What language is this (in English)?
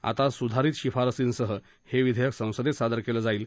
Marathi